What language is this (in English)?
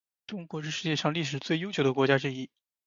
Chinese